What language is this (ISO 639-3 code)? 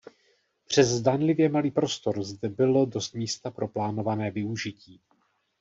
ces